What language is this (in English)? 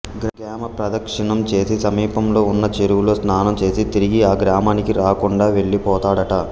Telugu